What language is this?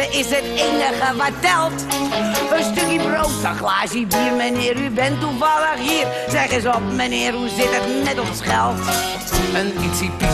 Dutch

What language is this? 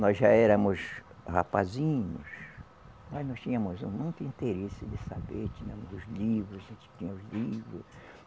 Portuguese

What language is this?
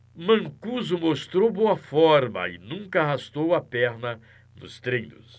Portuguese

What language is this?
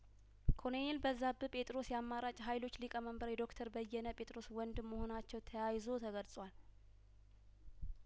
Amharic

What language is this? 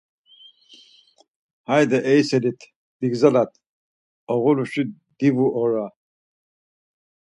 Laz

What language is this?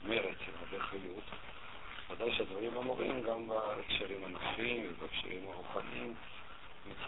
Hebrew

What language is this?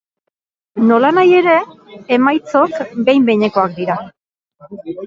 Basque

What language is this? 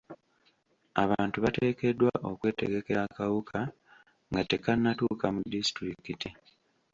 Ganda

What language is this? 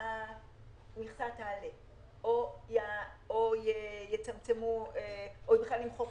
Hebrew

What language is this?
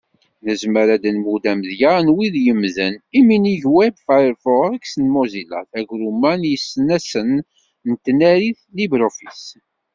Kabyle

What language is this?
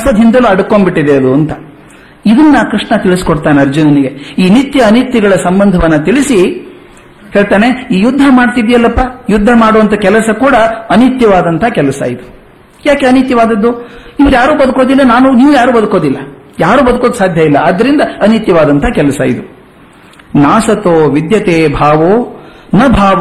Kannada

